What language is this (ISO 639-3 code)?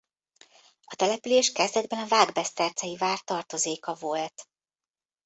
hun